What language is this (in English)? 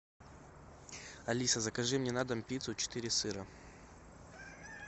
Russian